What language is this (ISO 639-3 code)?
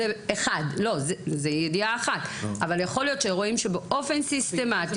heb